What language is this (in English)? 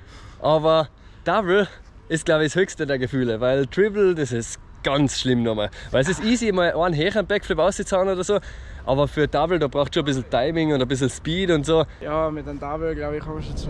German